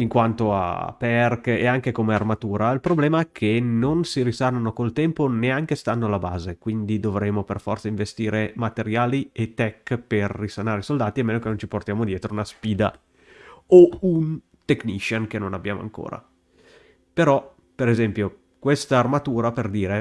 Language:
Italian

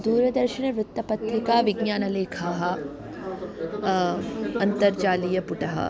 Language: Sanskrit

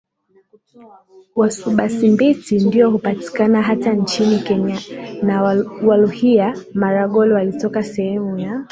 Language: Swahili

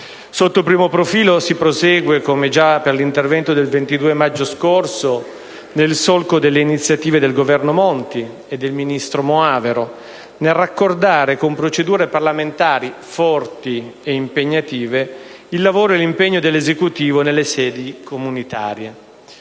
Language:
Italian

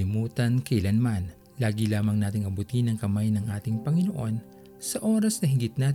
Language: Filipino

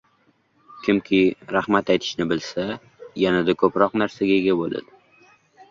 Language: Uzbek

